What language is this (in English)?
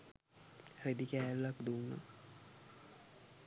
Sinhala